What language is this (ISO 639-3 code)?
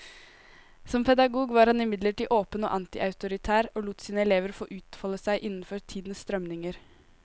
nor